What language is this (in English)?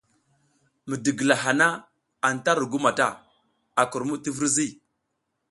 South Giziga